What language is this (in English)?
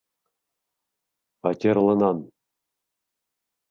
Bashkir